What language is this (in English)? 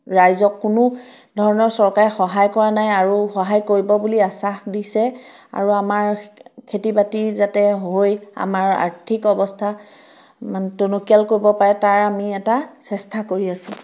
Assamese